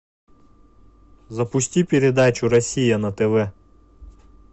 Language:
Russian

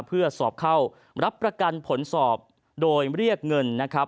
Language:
Thai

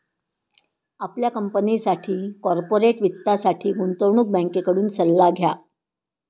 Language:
Marathi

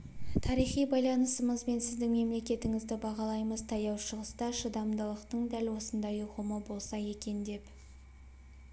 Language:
Kazakh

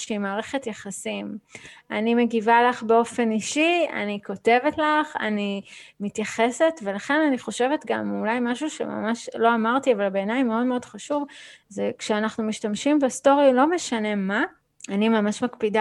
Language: Hebrew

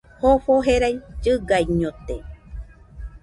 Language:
Nüpode Huitoto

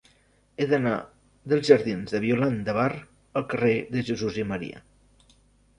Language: Catalan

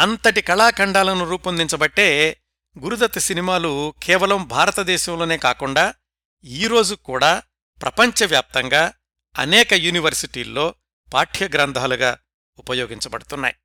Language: Telugu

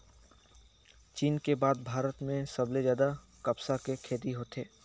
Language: Chhattisgarhi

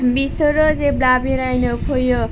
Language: Bodo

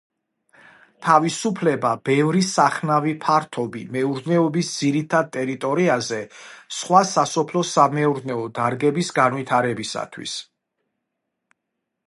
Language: Georgian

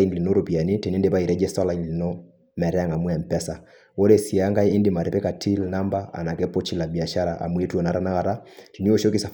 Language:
Masai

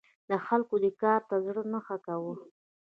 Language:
Pashto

